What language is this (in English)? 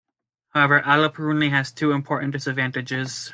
English